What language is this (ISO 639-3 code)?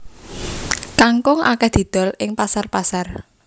jav